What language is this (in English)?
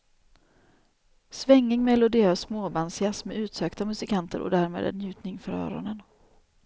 Swedish